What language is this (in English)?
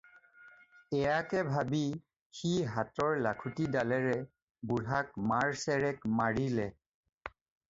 Assamese